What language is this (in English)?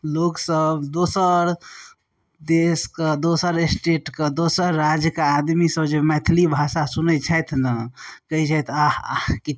Maithili